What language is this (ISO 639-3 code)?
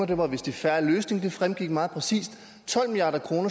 dan